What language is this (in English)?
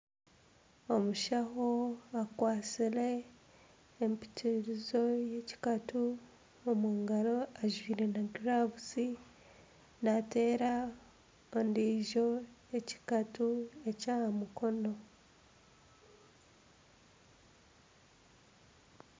Nyankole